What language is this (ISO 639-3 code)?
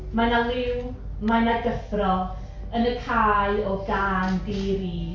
cym